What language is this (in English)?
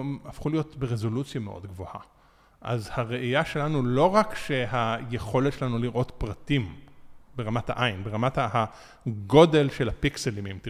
Hebrew